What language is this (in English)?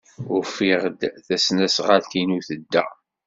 Kabyle